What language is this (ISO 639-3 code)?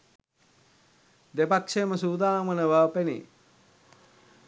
sin